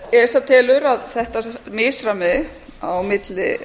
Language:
Icelandic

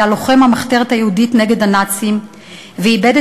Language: Hebrew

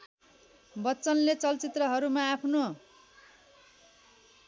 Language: Nepali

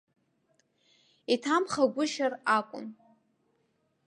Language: Abkhazian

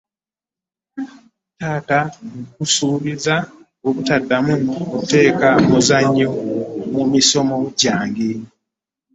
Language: Ganda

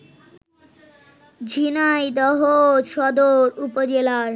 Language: Bangla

